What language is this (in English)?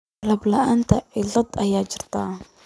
Somali